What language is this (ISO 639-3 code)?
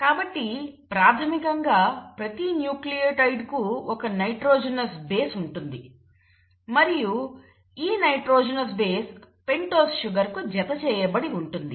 tel